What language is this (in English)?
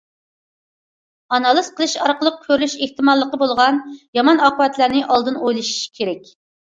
Uyghur